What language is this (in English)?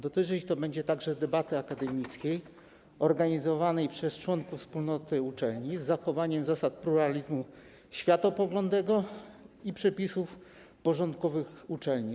Polish